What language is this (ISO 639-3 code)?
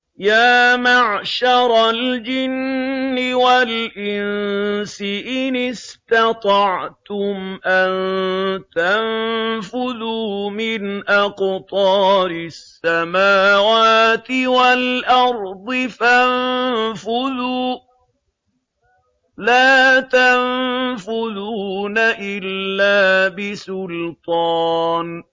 ara